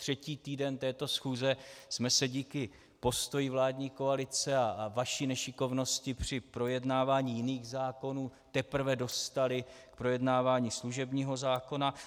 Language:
Czech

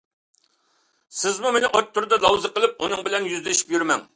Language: Uyghur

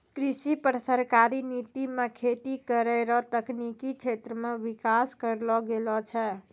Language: Maithili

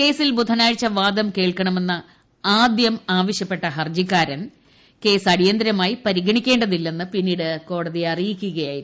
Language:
Malayalam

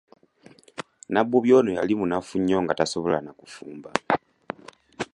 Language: Ganda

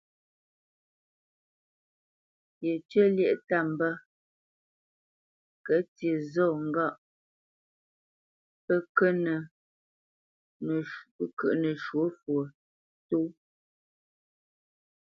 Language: Bamenyam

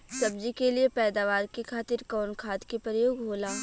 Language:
Bhojpuri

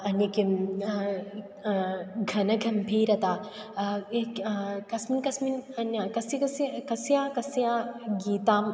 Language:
Sanskrit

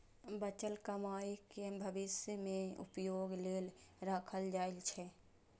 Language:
Maithili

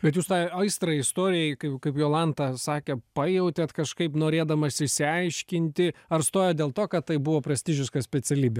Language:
Lithuanian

